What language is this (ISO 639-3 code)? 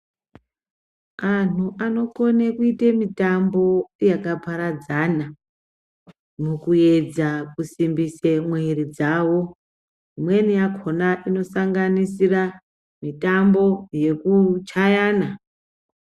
ndc